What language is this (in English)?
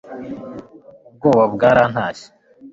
Kinyarwanda